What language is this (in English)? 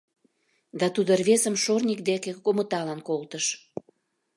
Mari